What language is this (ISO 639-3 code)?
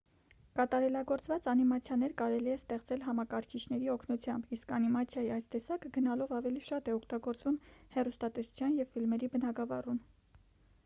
hye